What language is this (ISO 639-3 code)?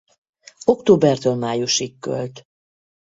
hun